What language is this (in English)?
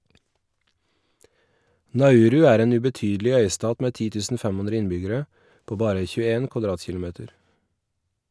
Norwegian